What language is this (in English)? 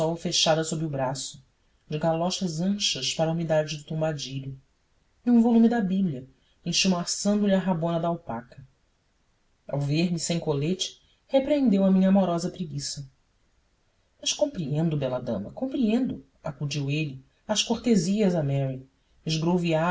Portuguese